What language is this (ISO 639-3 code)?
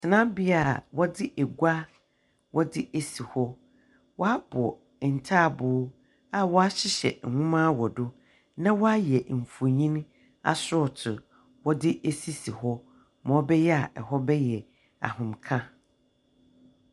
aka